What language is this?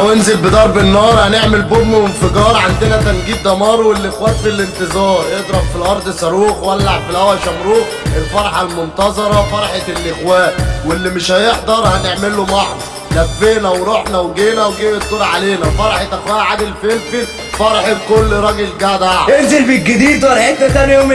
Arabic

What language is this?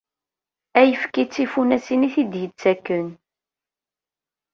Kabyle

